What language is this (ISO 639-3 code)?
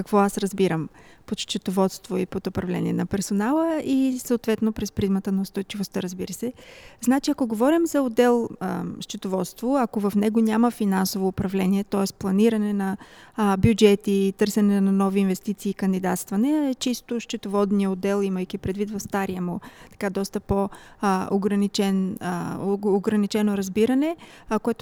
bul